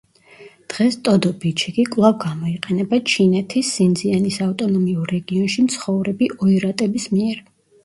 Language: Georgian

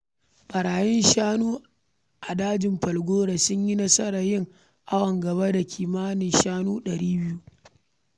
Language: Hausa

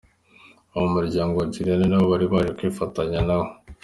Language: Kinyarwanda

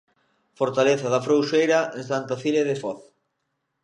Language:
Galician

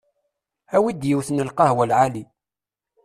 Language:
Kabyle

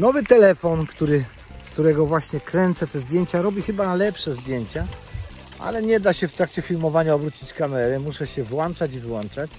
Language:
Polish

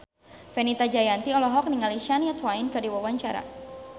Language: Sundanese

